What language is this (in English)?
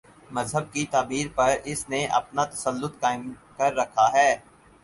Urdu